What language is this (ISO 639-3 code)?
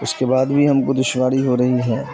urd